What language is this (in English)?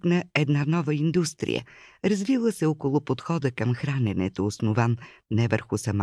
Bulgarian